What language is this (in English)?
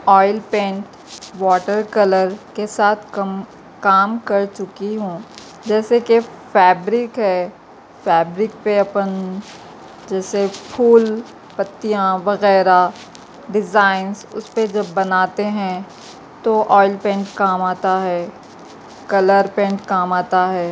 Urdu